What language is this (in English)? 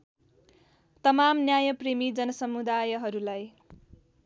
Nepali